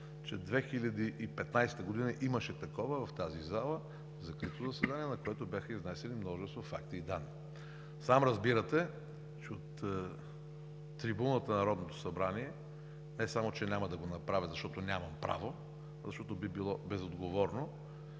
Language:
Bulgarian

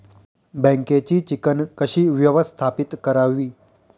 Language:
Marathi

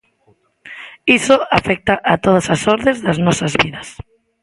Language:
Galician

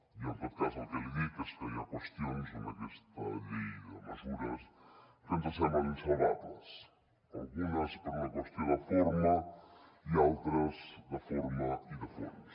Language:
Catalan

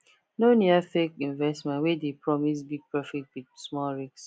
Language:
Nigerian Pidgin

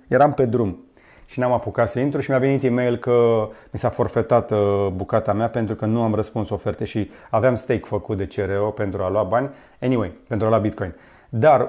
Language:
Romanian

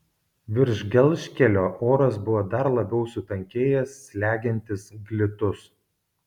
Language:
Lithuanian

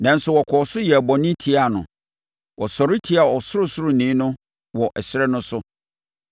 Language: Akan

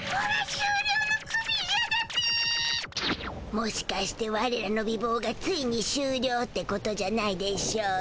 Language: Japanese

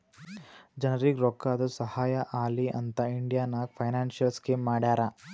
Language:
Kannada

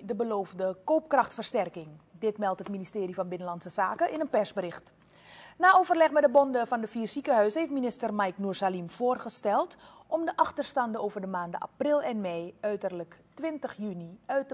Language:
Dutch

